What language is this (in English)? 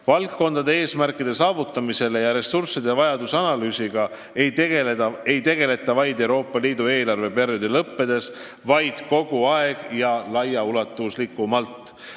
Estonian